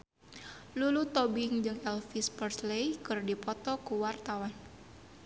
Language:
Sundanese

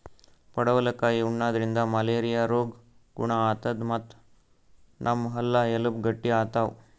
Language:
Kannada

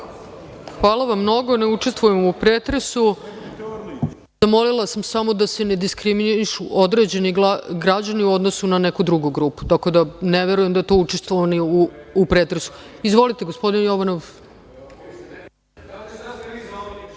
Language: Serbian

